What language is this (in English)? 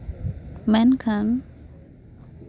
Santali